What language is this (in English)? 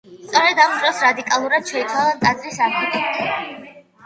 Georgian